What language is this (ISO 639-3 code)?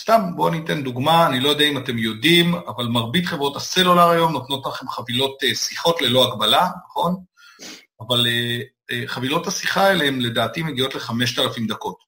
heb